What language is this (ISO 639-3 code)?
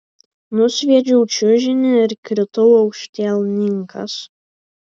lit